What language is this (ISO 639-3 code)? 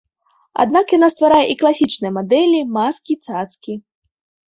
bel